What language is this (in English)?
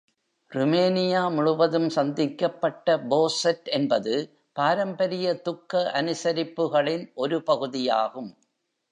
Tamil